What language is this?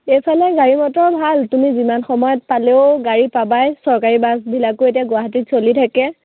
Assamese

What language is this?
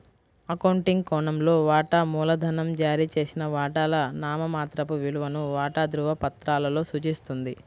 Telugu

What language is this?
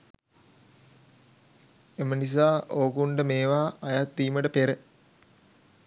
Sinhala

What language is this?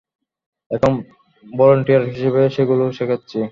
Bangla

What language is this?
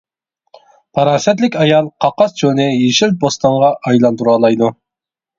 Uyghur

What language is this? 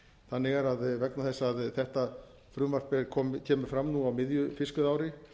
Icelandic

